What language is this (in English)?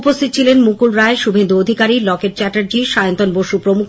Bangla